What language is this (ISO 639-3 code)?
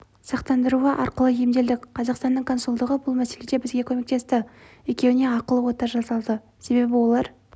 kaz